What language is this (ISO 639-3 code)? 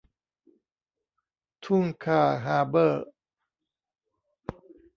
tha